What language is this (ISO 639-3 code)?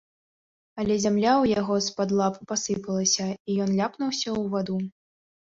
bel